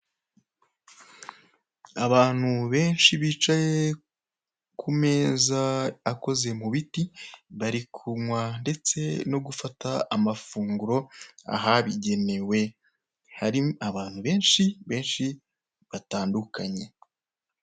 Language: Kinyarwanda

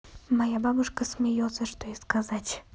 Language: Russian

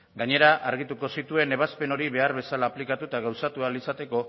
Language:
Basque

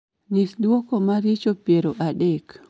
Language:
Luo (Kenya and Tanzania)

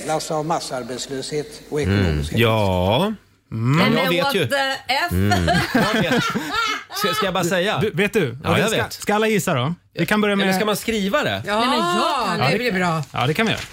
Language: Swedish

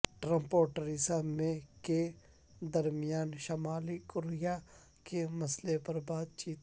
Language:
Urdu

